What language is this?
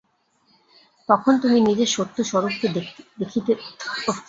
Bangla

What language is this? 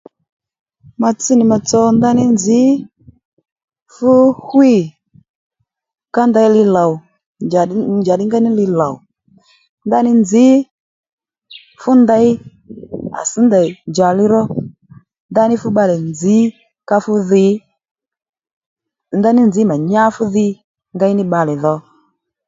Lendu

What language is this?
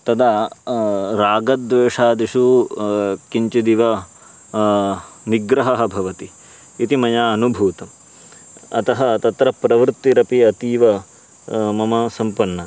Sanskrit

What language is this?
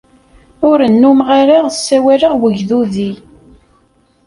Kabyle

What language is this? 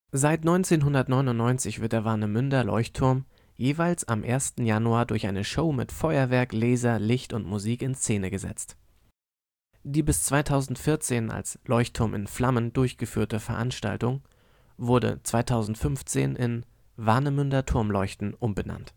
German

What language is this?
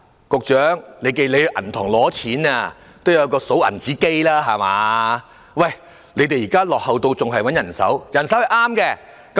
Cantonese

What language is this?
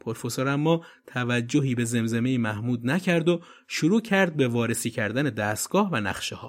Persian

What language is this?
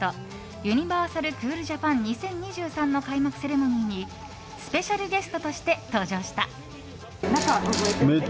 Japanese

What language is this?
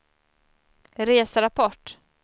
Swedish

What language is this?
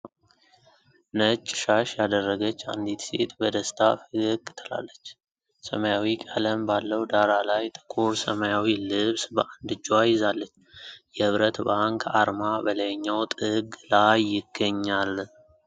Amharic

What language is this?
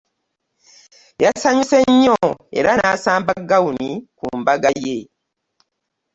Ganda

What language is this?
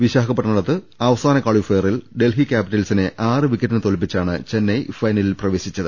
Malayalam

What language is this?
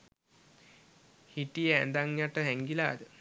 Sinhala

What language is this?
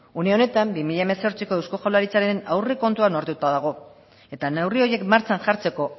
Basque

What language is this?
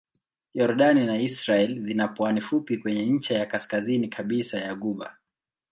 Swahili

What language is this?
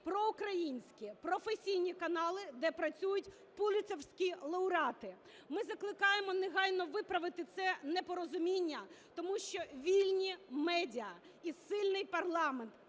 Ukrainian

